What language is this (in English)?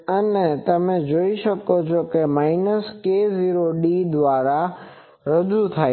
Gujarati